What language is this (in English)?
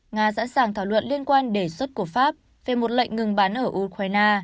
Vietnamese